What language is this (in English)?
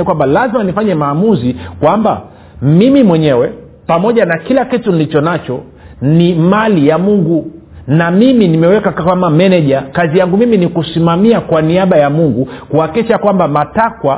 Swahili